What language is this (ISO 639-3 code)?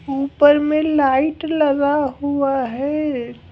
hin